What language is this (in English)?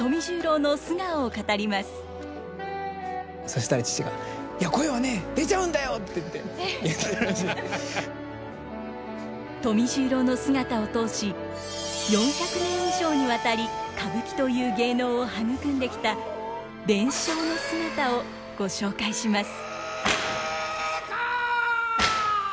Japanese